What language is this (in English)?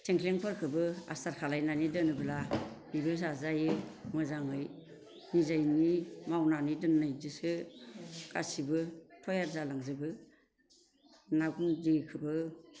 Bodo